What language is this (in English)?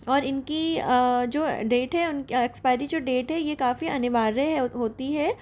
Hindi